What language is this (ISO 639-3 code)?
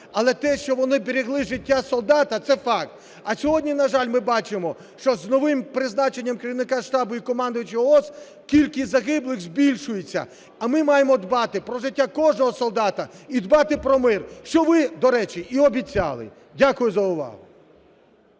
ukr